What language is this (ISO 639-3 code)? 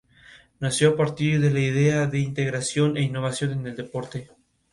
spa